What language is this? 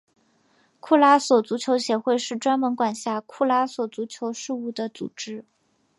Chinese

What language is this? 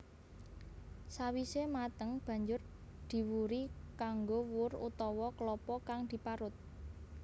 Javanese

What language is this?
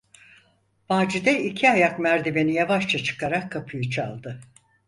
Turkish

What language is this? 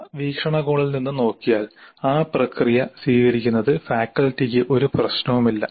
Malayalam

